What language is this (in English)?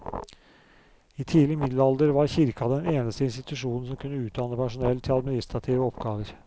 Norwegian